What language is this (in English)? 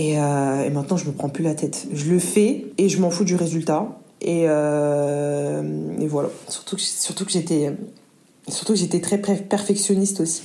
French